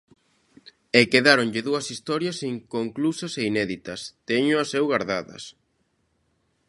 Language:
Galician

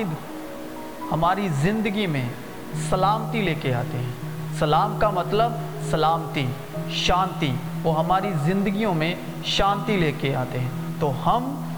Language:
Urdu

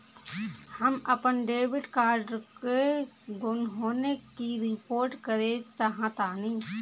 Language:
Bhojpuri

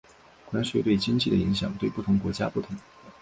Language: Chinese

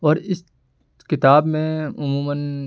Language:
Urdu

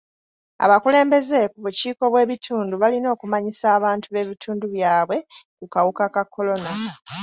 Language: Ganda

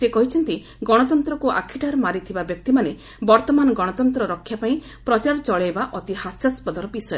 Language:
Odia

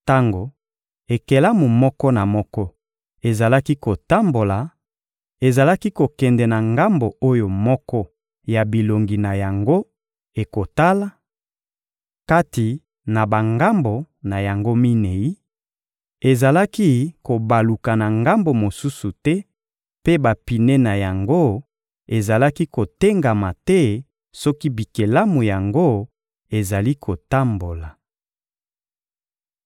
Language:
Lingala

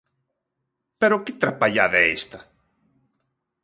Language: Galician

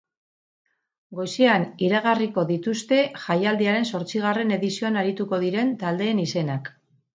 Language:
Basque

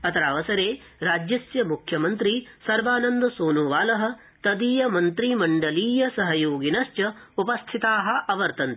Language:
Sanskrit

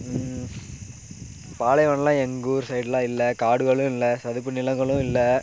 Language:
Tamil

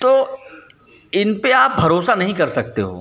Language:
Hindi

